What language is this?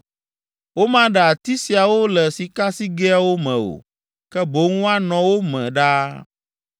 Ewe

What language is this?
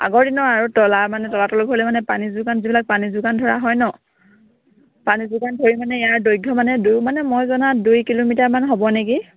Assamese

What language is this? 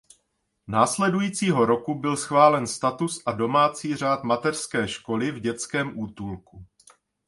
Czech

